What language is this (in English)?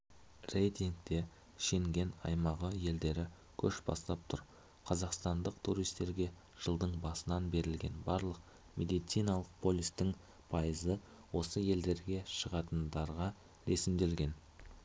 Kazakh